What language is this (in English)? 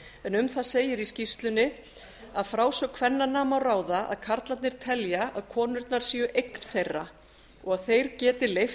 Icelandic